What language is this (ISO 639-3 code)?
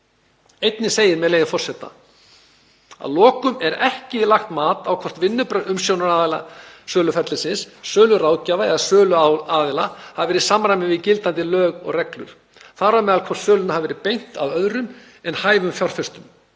isl